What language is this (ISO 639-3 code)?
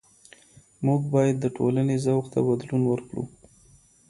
pus